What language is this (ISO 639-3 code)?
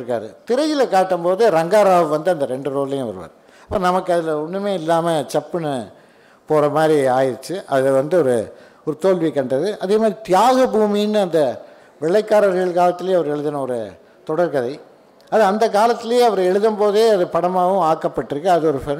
tam